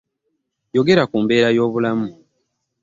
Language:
Ganda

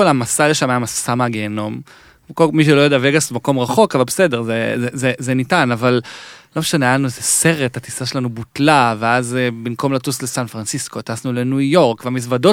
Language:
Hebrew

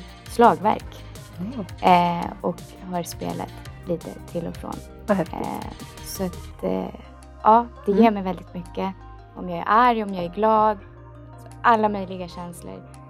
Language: Swedish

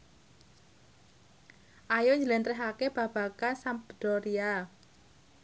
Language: Javanese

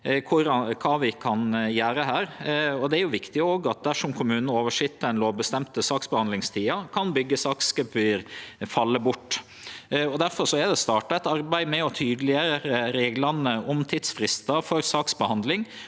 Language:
Norwegian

